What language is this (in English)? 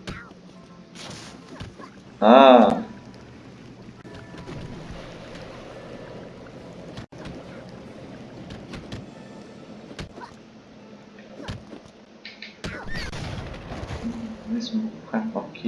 French